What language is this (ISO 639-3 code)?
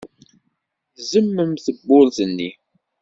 kab